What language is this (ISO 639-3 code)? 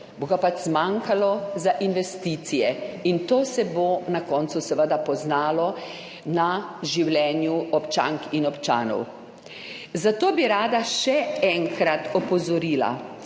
slv